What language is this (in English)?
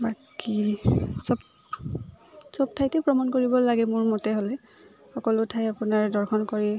Assamese